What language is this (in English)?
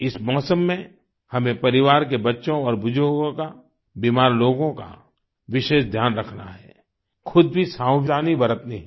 Hindi